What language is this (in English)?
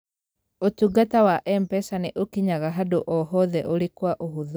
Kikuyu